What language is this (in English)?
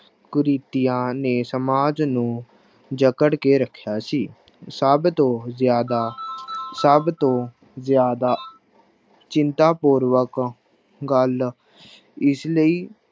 Punjabi